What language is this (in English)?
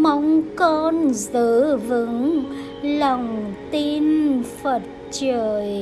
Vietnamese